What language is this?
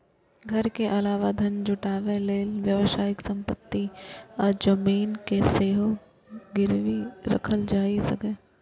Maithili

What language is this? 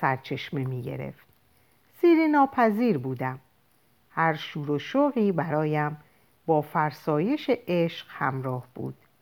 Persian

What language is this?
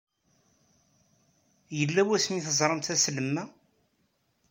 Kabyle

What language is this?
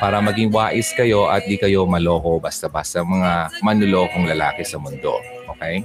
Filipino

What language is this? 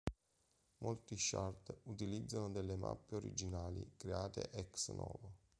Italian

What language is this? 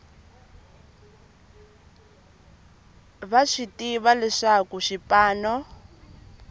Tsonga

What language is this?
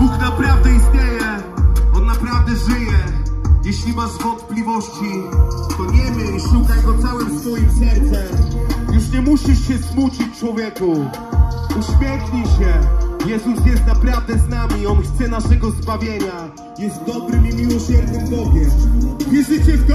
Polish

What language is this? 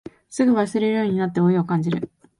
Japanese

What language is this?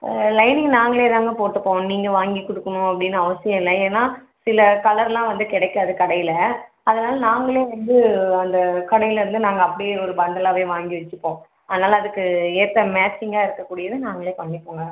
Tamil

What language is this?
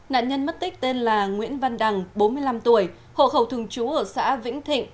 Vietnamese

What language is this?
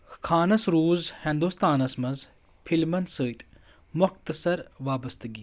Kashmiri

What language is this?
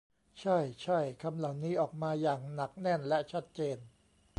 Thai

